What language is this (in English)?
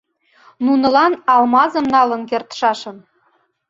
Mari